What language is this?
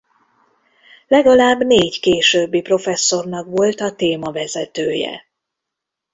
Hungarian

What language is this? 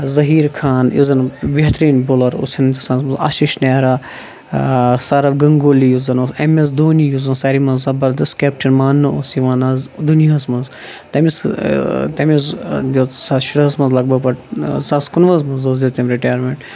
Kashmiri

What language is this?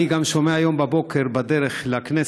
Hebrew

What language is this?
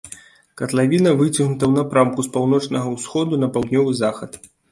Belarusian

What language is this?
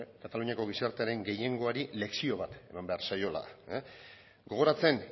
Basque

